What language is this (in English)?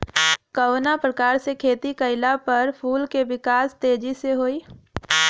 Bhojpuri